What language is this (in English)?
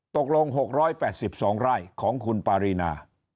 Thai